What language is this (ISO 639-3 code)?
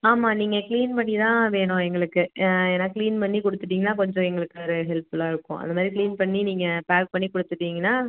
tam